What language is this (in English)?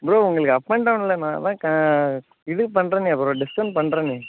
Tamil